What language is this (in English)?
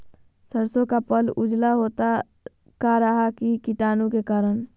Magahi